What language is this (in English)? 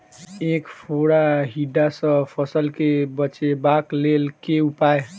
Maithili